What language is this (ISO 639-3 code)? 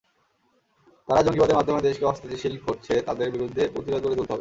ben